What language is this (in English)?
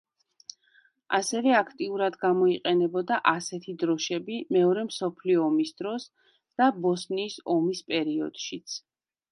Georgian